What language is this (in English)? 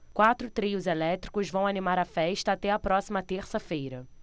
Portuguese